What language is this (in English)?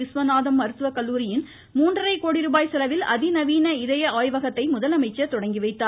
Tamil